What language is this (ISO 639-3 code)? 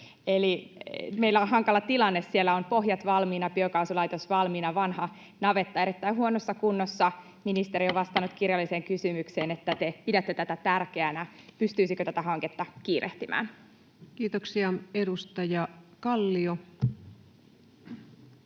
fin